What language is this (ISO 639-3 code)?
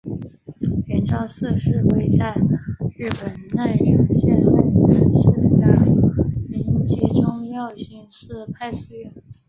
zho